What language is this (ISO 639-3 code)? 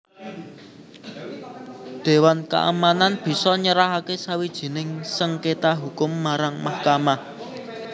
jav